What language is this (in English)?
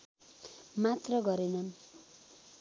Nepali